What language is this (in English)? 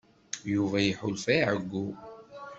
Kabyle